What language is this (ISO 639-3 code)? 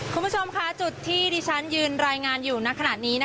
tha